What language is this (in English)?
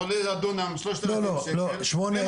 Hebrew